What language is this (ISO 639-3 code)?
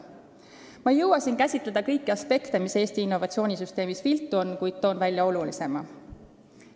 est